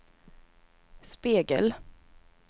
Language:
Swedish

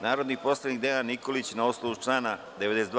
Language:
Serbian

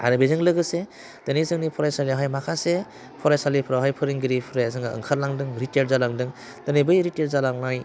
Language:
Bodo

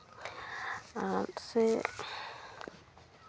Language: Santali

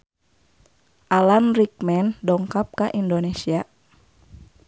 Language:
Sundanese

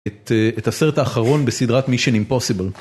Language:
Hebrew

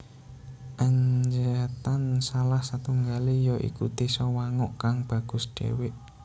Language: Javanese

